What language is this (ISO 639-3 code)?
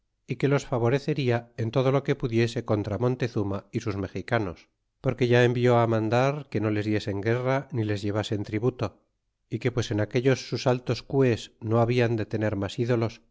spa